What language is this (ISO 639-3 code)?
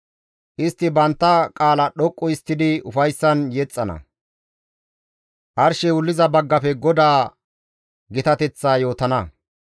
gmv